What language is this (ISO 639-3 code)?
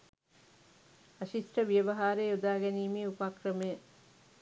sin